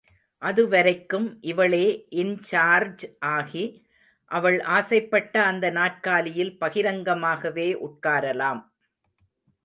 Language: Tamil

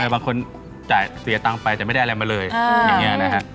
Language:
Thai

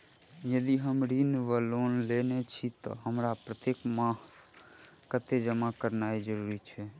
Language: Maithili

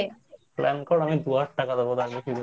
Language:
Bangla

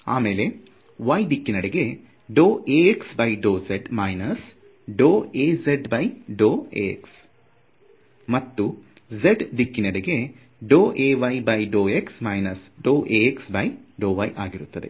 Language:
Kannada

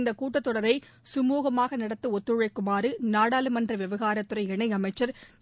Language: Tamil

